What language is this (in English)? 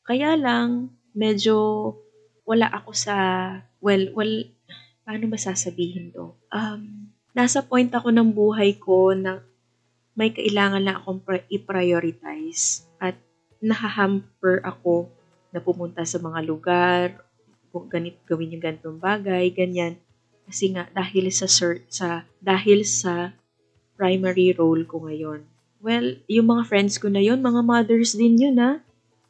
Filipino